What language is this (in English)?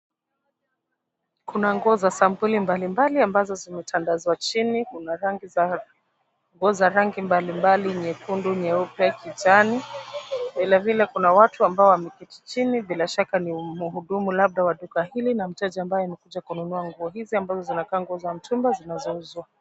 Swahili